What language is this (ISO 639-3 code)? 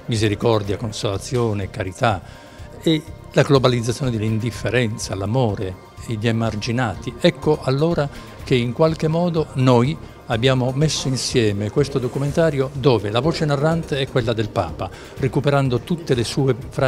ita